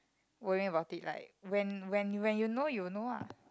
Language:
English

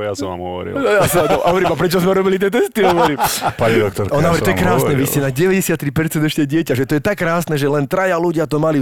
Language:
Slovak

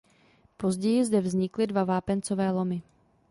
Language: Czech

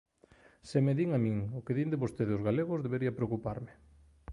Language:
Galician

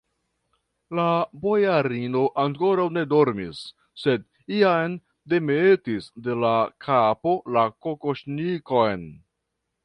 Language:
Esperanto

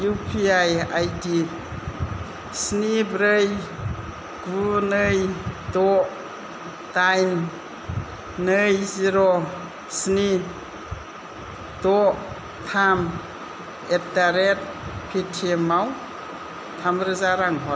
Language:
Bodo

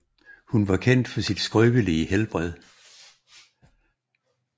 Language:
Danish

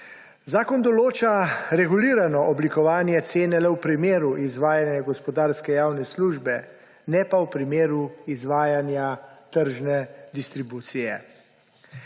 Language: Slovenian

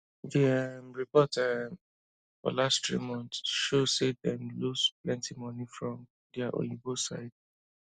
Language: Nigerian Pidgin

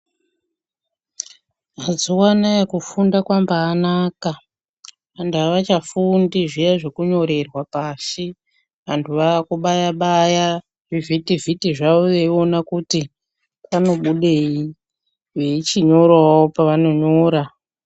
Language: Ndau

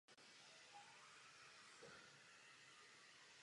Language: Czech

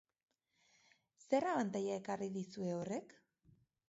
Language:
Basque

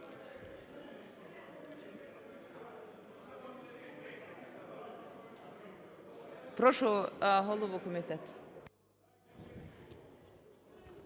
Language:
Ukrainian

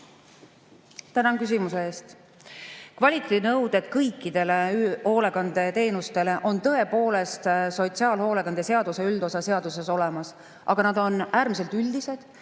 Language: Estonian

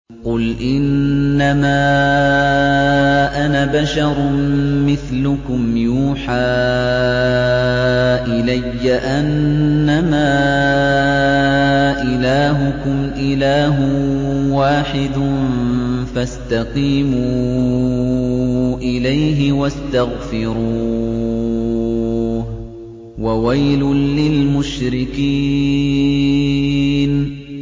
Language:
Arabic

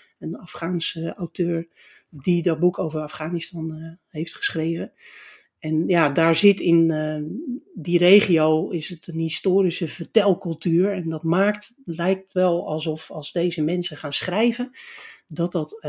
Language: Dutch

